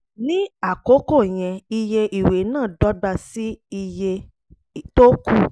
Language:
Yoruba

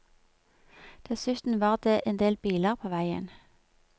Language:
Norwegian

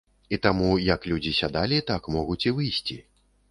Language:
Belarusian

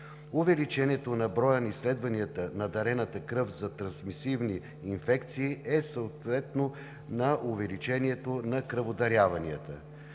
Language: Bulgarian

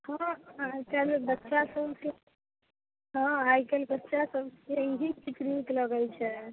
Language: Maithili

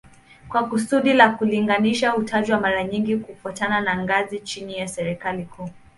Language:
Swahili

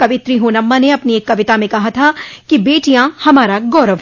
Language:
Hindi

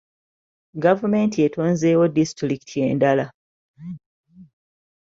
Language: Ganda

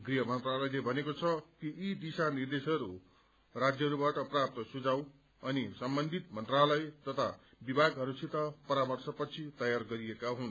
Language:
Nepali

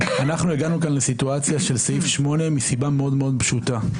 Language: Hebrew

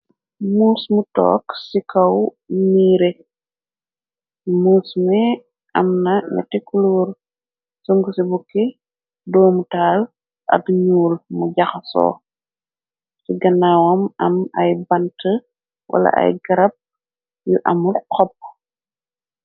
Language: Wolof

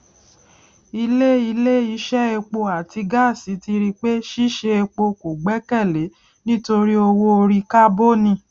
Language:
Yoruba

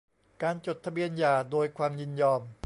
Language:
Thai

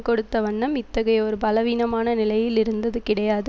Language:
Tamil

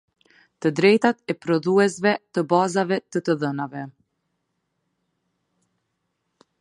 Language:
Albanian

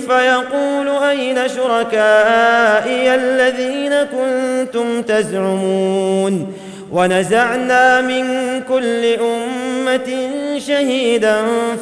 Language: Arabic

